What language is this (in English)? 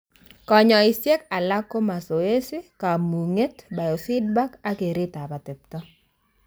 Kalenjin